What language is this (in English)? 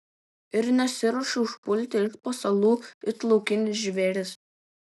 Lithuanian